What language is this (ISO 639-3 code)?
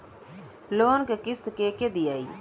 bho